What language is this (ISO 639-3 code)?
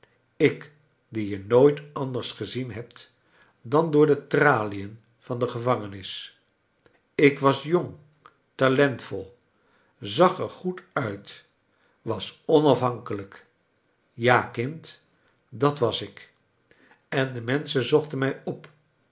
nld